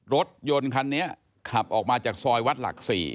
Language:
Thai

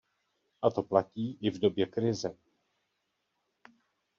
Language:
Czech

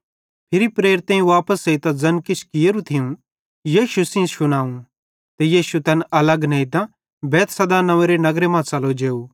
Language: Bhadrawahi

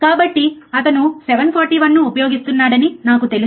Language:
Telugu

